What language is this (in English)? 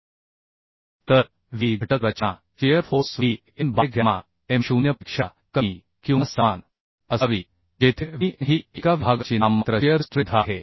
Marathi